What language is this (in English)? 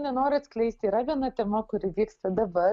Lithuanian